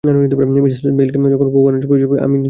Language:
Bangla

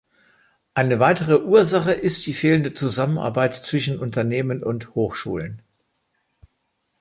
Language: German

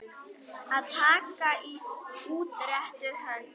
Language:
Icelandic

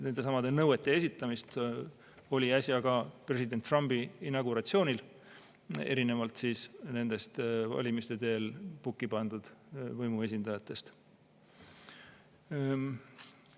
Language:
Estonian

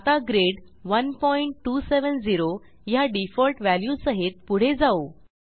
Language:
Marathi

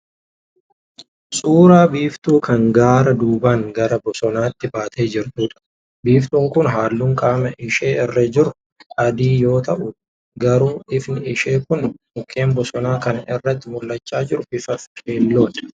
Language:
Oromo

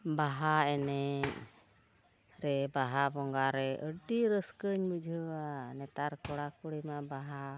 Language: Santali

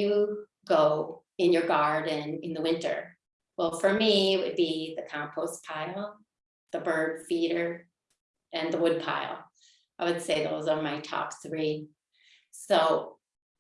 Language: English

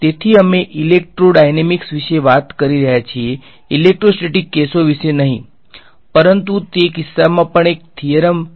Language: Gujarati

